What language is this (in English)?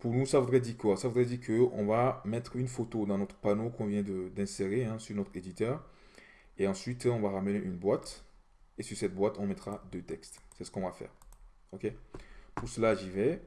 French